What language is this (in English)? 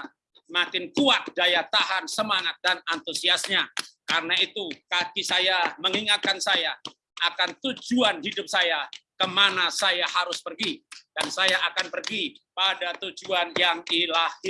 Indonesian